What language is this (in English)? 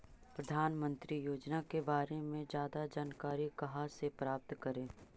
Magahi